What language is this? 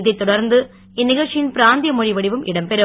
Tamil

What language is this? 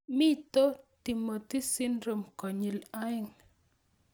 Kalenjin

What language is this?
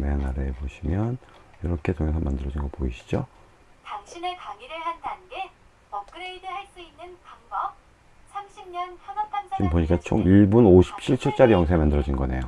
Korean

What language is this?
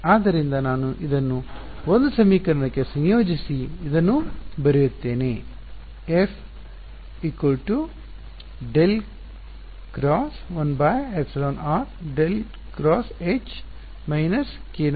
Kannada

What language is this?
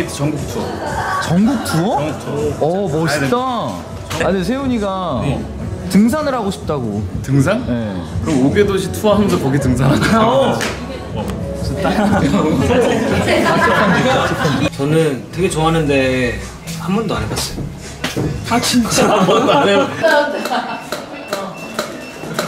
Korean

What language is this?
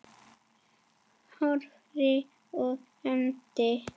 Icelandic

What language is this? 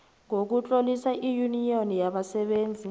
South Ndebele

